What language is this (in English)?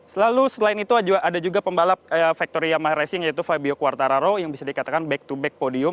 Indonesian